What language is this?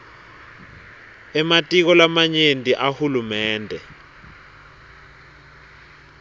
Swati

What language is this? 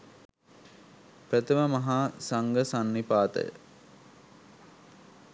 Sinhala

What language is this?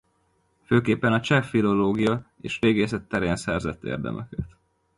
Hungarian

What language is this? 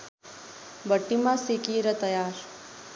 Nepali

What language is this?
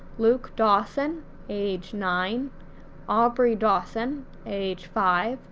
English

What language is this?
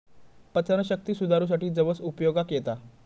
Marathi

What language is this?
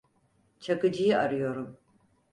Turkish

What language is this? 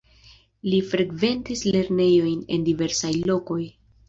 Esperanto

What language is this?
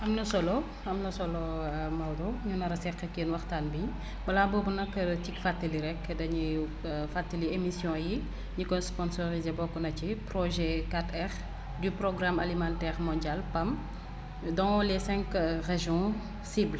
Wolof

